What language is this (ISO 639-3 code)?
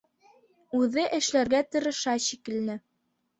bak